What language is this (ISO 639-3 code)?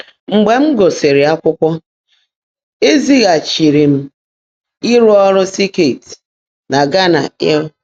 ibo